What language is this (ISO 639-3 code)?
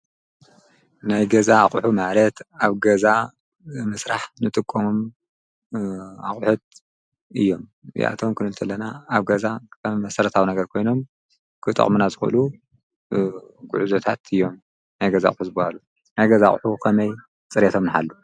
tir